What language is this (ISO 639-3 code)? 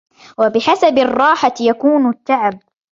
ara